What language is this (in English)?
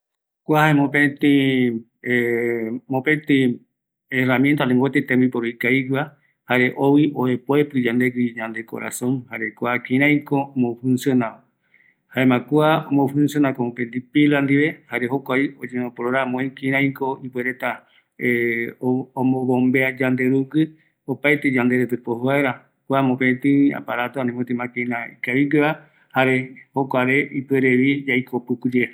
Eastern Bolivian Guaraní